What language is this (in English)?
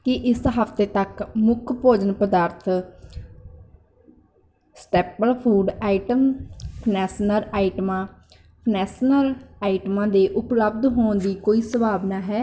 Punjabi